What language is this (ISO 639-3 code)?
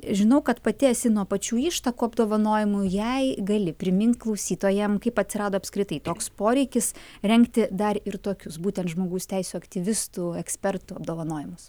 lit